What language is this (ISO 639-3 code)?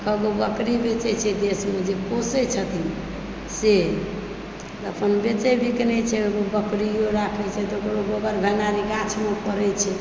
mai